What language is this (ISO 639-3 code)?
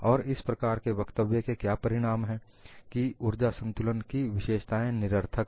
hin